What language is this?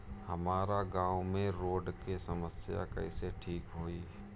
Bhojpuri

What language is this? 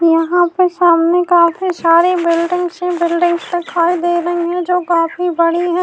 Urdu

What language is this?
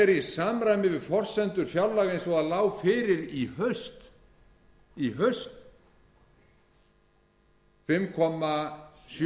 Icelandic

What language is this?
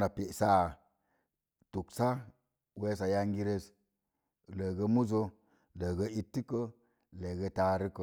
Mom Jango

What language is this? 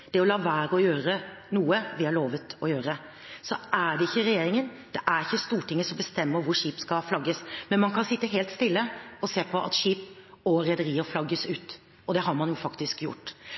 Norwegian Bokmål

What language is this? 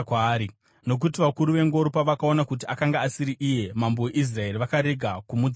Shona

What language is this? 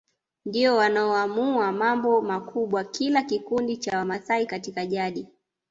Swahili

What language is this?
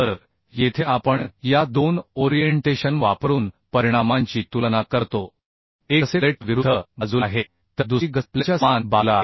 Marathi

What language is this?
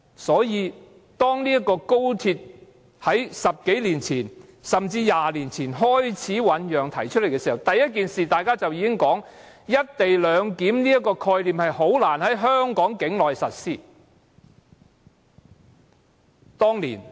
Cantonese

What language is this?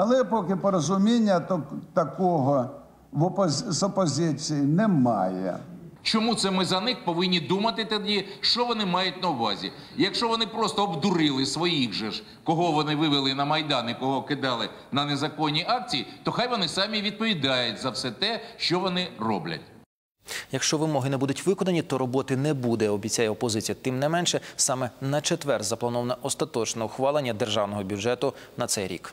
Ukrainian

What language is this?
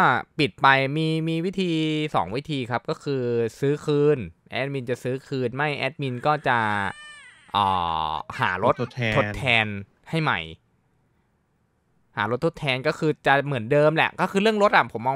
Thai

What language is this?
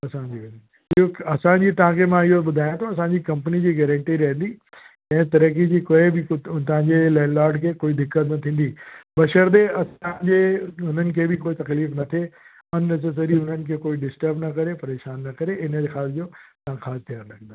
Sindhi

